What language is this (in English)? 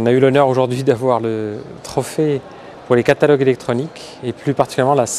French